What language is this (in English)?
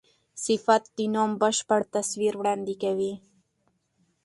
Pashto